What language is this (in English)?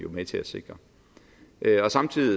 Danish